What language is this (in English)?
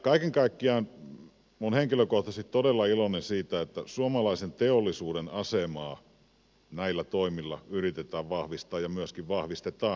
Finnish